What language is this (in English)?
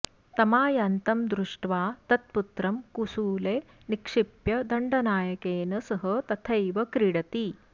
Sanskrit